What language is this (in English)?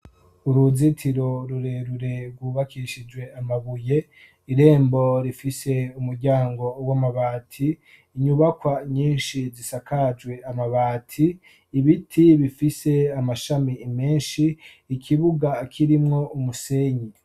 Rundi